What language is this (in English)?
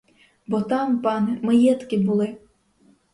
Ukrainian